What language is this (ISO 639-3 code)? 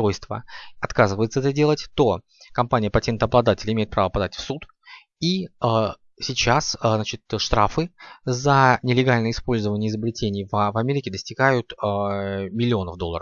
rus